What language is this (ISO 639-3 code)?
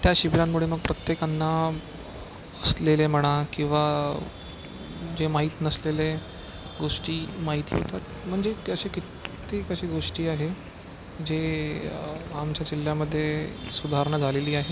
mar